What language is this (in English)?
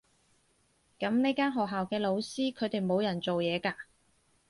Cantonese